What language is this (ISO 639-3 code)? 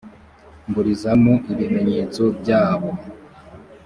kin